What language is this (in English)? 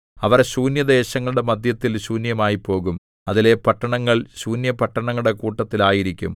Malayalam